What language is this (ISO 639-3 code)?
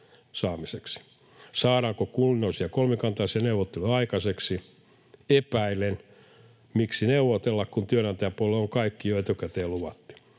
fin